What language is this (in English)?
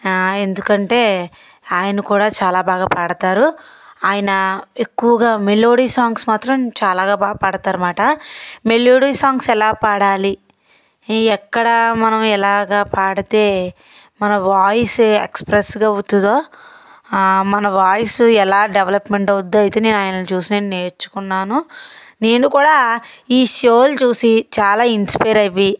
Telugu